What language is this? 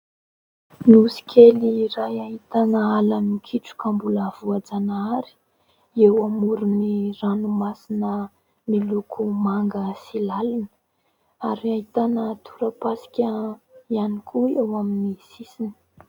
Malagasy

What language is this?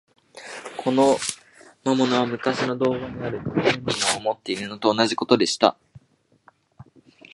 Japanese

